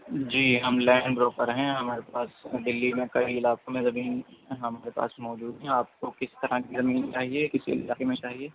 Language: Urdu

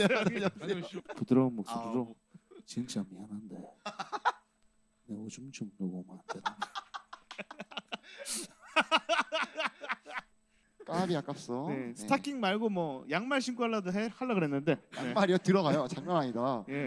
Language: Korean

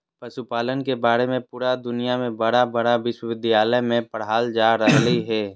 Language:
Magahi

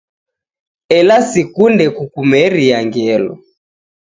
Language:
Taita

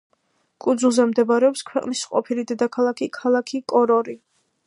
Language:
Georgian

